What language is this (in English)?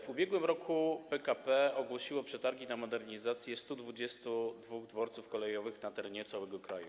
Polish